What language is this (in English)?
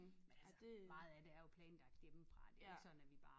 Danish